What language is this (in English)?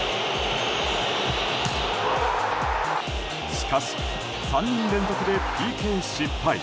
Japanese